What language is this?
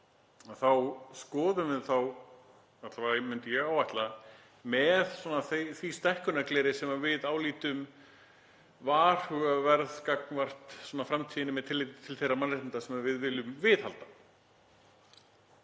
Icelandic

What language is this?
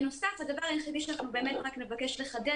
Hebrew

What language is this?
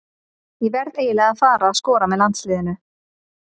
Icelandic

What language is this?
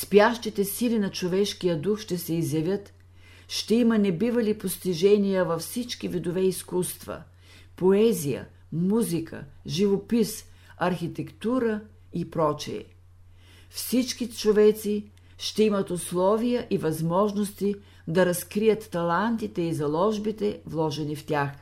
Bulgarian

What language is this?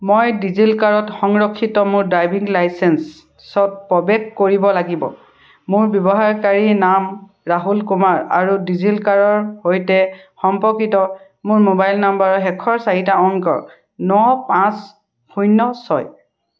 Assamese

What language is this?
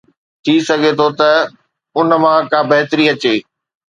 Sindhi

